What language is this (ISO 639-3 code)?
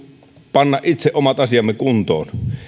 fin